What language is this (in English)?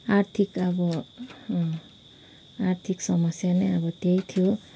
Nepali